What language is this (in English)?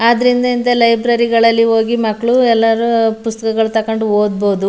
Kannada